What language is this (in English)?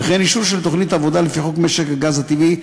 Hebrew